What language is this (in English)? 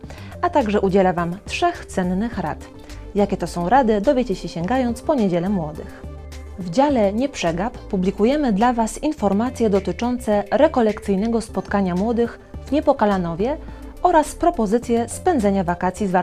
Polish